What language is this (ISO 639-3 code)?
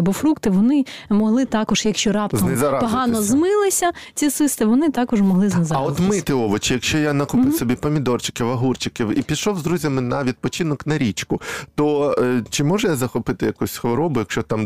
ukr